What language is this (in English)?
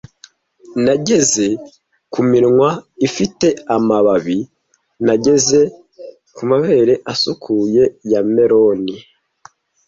Kinyarwanda